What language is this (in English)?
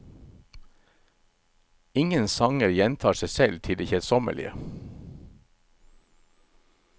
Norwegian